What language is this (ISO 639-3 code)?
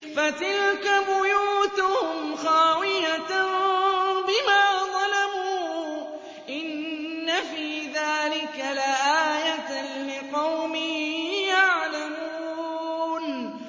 ara